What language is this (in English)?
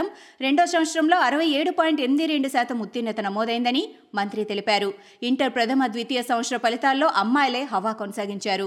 Telugu